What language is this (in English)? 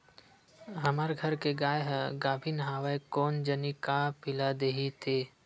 Chhattisgarhi